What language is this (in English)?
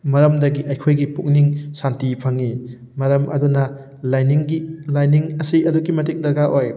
Manipuri